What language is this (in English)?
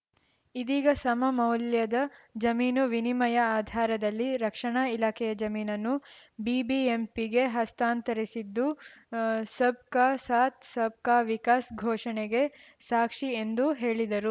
Kannada